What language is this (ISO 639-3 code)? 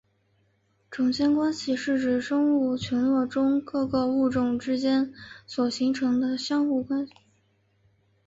zho